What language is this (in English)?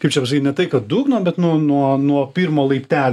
Lithuanian